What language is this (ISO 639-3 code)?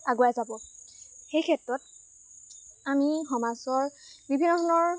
asm